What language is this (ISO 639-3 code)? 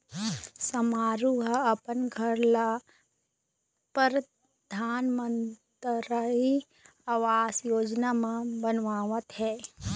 hne